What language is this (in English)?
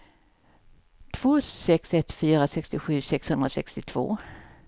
Swedish